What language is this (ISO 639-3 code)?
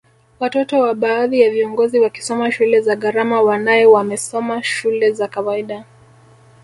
swa